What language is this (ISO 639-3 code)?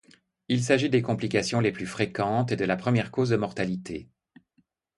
fra